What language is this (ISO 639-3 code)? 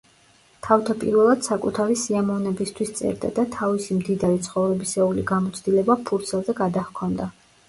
kat